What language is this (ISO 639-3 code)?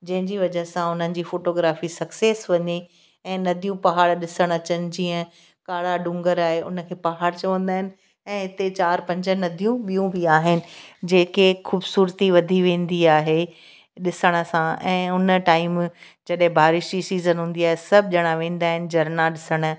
snd